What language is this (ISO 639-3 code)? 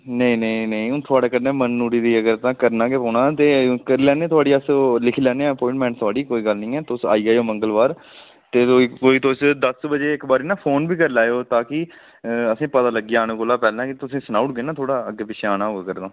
doi